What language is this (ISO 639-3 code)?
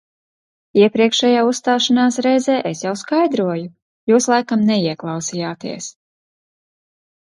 lav